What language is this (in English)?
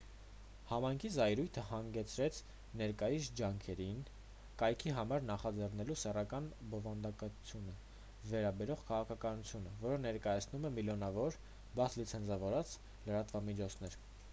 Armenian